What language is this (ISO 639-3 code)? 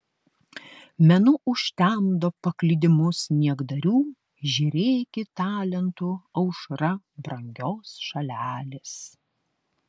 lit